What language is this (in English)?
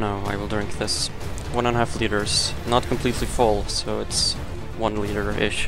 English